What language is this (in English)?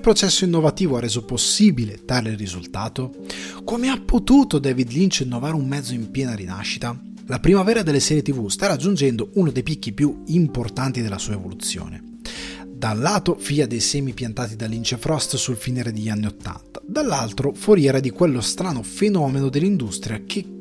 Italian